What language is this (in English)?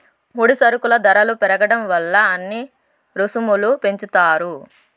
Telugu